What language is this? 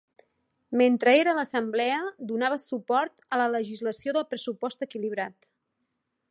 Catalan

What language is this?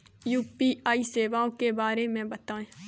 Hindi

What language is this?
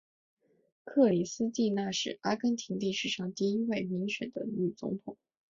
Chinese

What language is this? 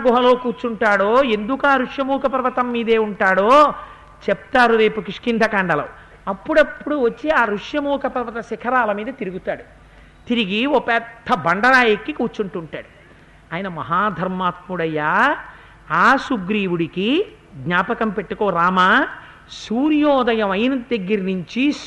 Telugu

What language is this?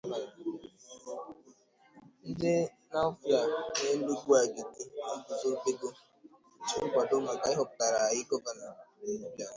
Igbo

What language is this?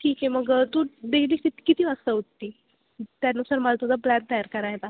Marathi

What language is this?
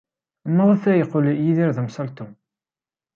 Kabyle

